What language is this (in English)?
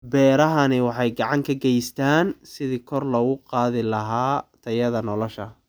Somali